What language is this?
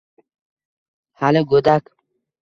Uzbek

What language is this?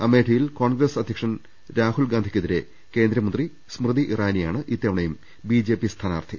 Malayalam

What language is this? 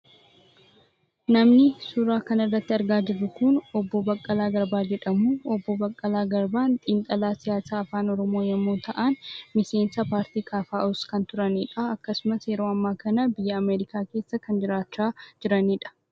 Oromo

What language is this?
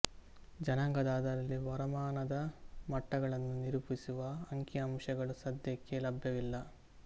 Kannada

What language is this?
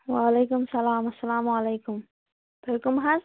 Kashmiri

